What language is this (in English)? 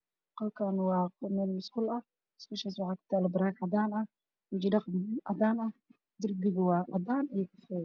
Somali